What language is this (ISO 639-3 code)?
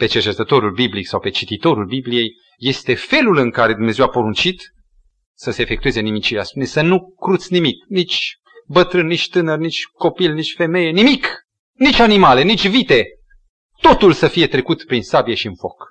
ron